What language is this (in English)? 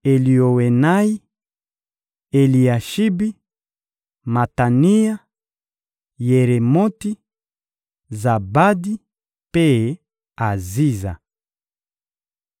Lingala